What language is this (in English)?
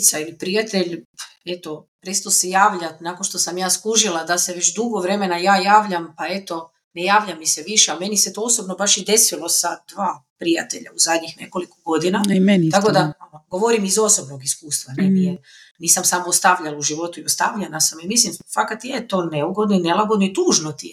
Croatian